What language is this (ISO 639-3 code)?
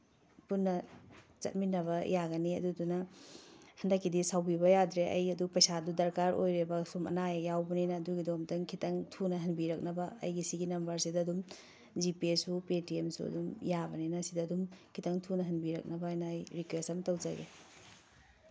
mni